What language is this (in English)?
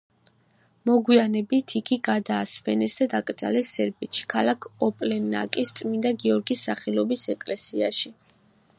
Georgian